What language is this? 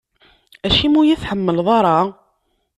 Kabyle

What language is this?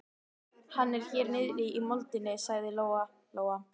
Icelandic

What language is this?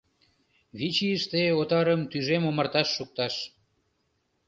Mari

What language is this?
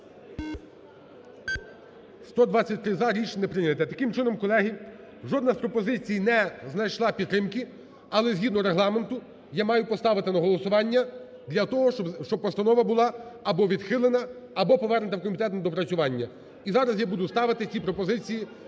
Ukrainian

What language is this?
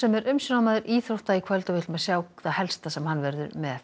Icelandic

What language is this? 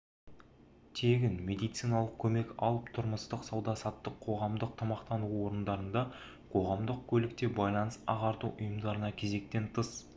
Kazakh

